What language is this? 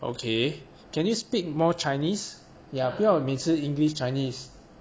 English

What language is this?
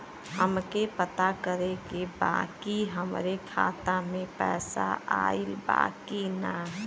Bhojpuri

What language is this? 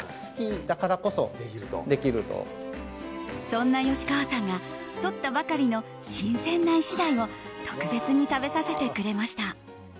Japanese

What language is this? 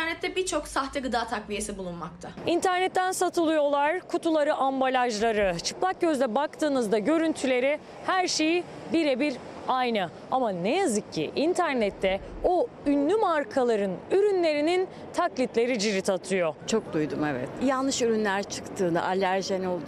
Turkish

